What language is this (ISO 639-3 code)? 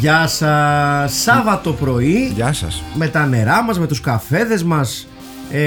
ell